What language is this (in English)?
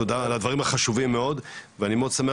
Hebrew